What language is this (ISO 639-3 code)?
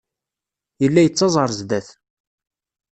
kab